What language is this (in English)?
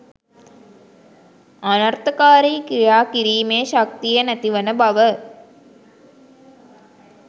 Sinhala